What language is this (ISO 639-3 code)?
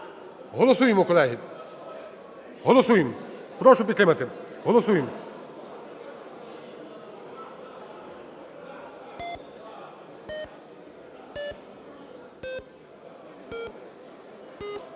ukr